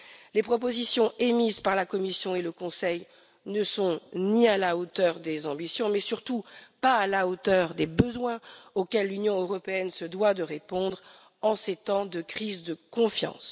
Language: French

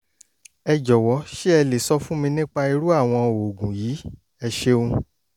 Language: Yoruba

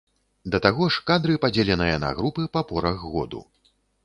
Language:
Belarusian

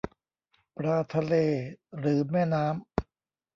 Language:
Thai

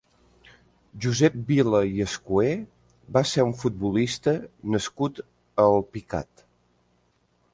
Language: Catalan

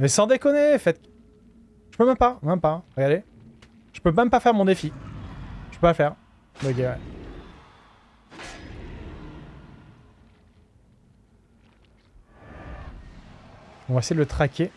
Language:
French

